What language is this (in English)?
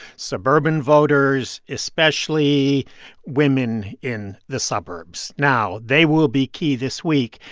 English